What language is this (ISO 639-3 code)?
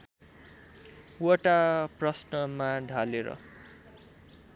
nep